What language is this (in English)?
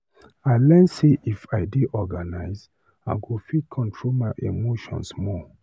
Nigerian Pidgin